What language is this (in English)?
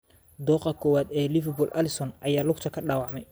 Somali